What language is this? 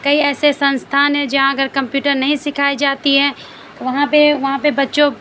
Urdu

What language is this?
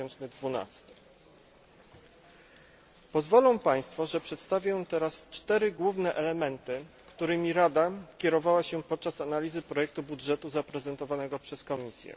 Polish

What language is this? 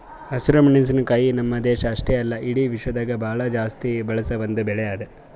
Kannada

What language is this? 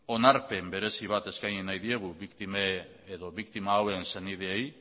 Basque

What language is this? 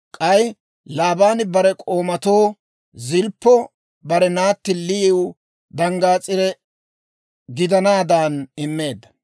Dawro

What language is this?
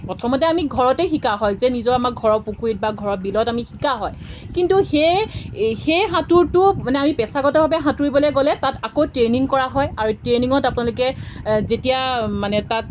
Assamese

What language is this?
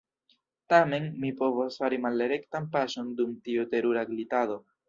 Esperanto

